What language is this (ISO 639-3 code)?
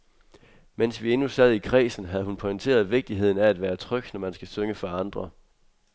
dan